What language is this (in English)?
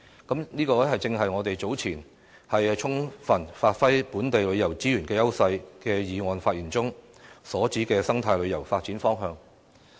Cantonese